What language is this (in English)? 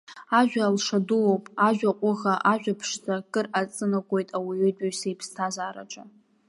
Abkhazian